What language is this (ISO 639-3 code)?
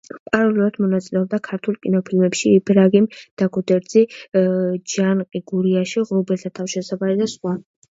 kat